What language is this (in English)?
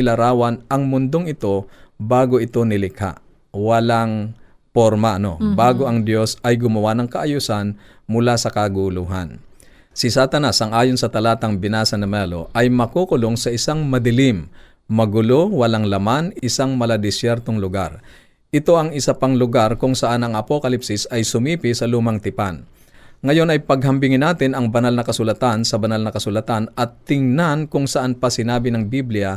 Filipino